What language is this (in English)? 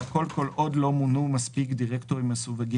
Hebrew